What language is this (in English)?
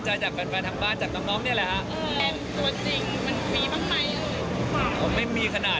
Thai